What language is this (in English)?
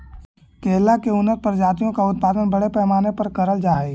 Magahi